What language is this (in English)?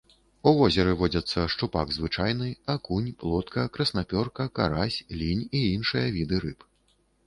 Belarusian